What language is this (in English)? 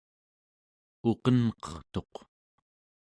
Central Yupik